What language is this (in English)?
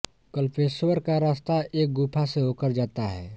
Hindi